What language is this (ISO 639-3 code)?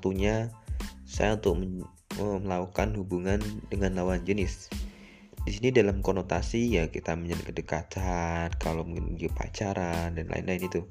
ind